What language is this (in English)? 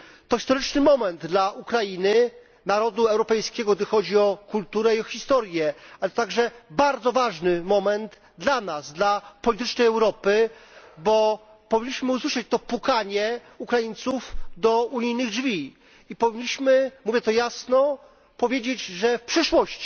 Polish